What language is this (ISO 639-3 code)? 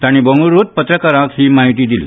kok